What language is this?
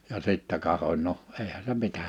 Finnish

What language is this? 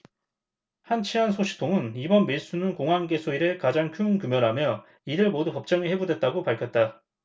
Korean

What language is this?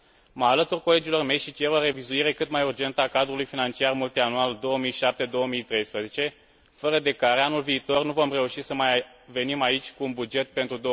Romanian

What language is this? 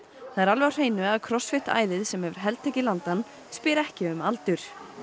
Icelandic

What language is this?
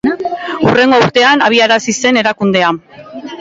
Basque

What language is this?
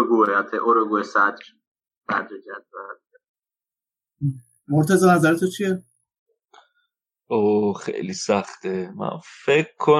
Persian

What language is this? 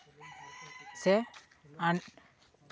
Santali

